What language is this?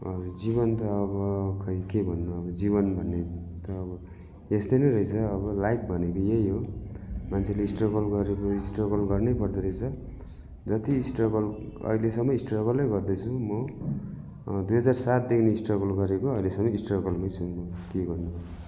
Nepali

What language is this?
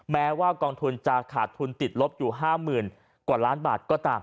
Thai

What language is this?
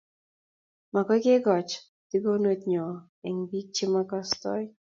Kalenjin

